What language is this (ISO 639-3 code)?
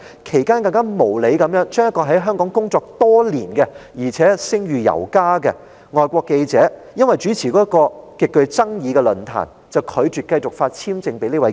yue